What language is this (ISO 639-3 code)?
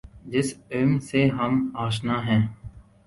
urd